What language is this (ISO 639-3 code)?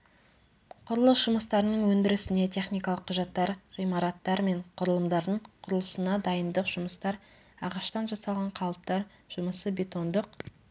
kaz